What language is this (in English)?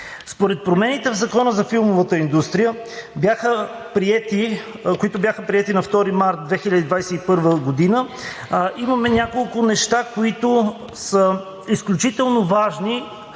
Bulgarian